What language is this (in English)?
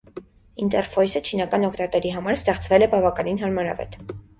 Armenian